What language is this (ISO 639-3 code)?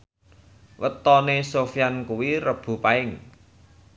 jav